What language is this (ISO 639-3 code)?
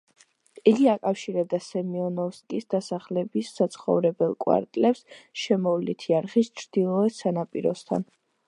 kat